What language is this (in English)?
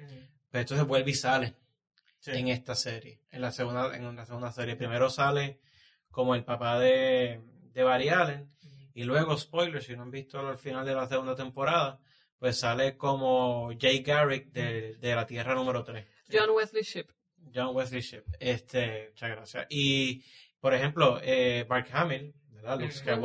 Spanish